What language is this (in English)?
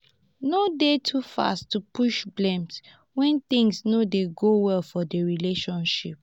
Nigerian Pidgin